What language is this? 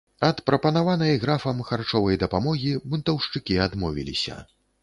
Belarusian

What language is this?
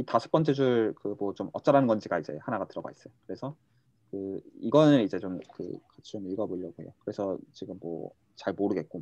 Korean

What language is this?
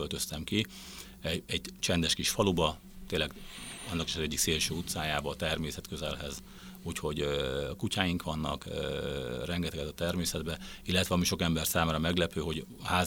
Hungarian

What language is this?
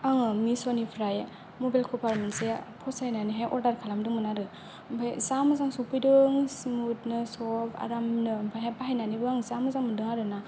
Bodo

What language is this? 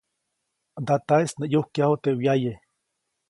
Copainalá Zoque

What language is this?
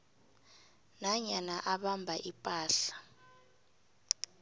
South Ndebele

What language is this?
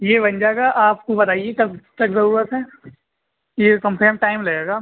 Urdu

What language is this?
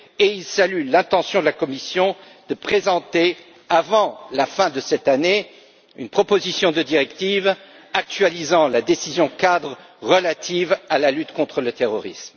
French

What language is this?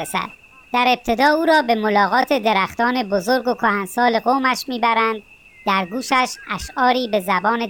Persian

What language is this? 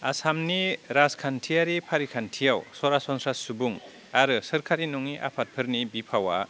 Bodo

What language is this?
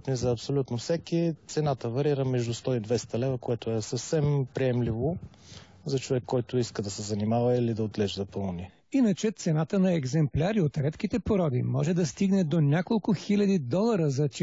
Bulgarian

